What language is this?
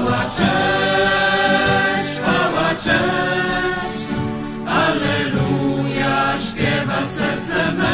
Polish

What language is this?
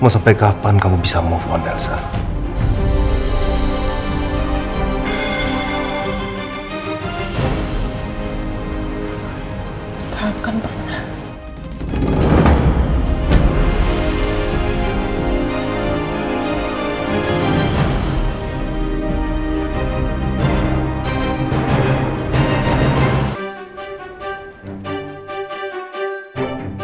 Indonesian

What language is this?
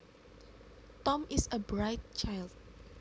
Javanese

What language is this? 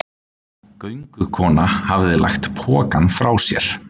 Icelandic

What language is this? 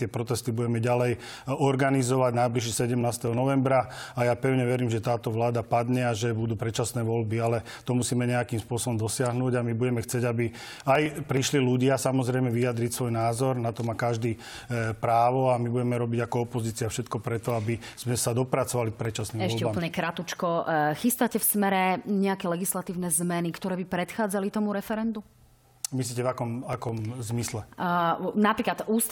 Slovak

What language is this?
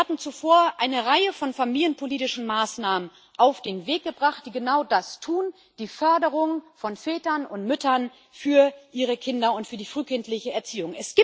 German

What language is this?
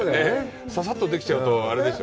Japanese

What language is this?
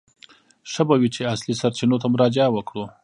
Pashto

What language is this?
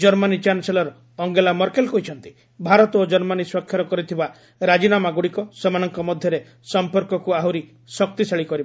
Odia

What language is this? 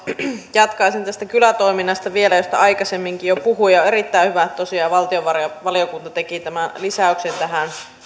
Finnish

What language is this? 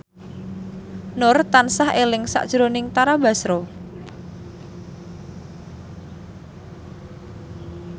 Javanese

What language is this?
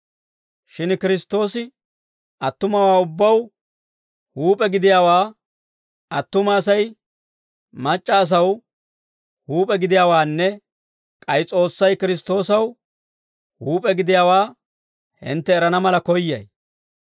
Dawro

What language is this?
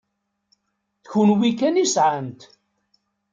Kabyle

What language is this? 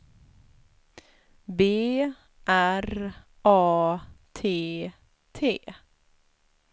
Swedish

